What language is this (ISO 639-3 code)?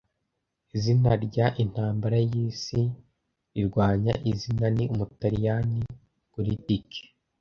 kin